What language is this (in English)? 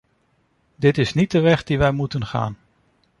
Dutch